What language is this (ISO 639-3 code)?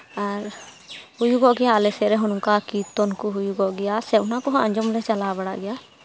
sat